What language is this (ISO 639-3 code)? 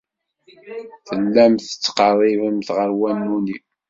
kab